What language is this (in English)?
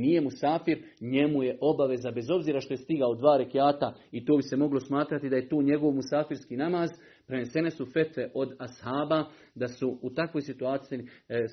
Croatian